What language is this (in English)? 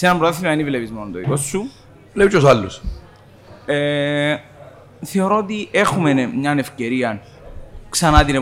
Greek